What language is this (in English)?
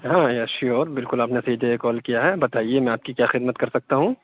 Urdu